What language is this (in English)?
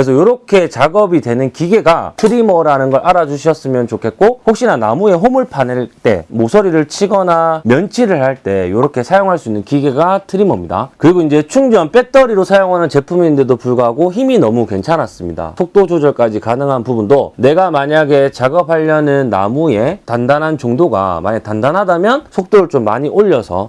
Korean